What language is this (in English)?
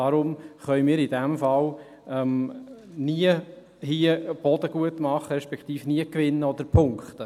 Swiss German